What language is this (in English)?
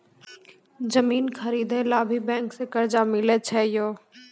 Maithili